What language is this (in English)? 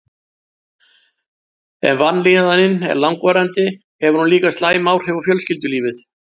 Icelandic